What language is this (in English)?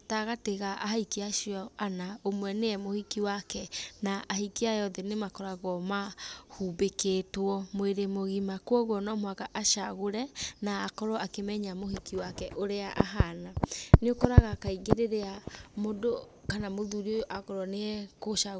Kikuyu